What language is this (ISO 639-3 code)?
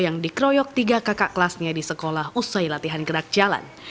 ind